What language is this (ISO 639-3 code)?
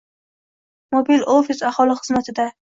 uzb